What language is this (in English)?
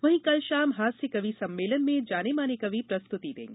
Hindi